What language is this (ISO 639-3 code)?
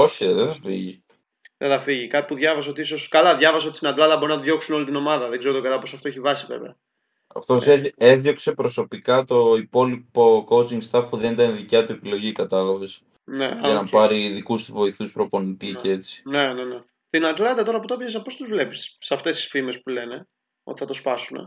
ell